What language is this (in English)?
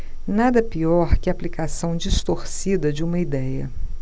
Portuguese